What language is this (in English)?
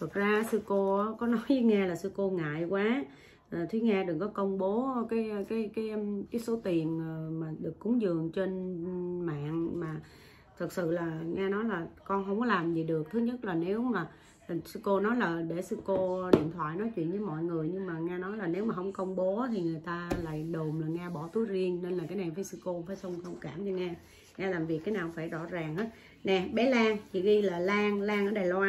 Vietnamese